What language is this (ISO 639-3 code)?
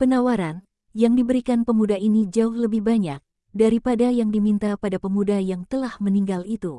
ind